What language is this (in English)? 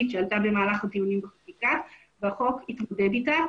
Hebrew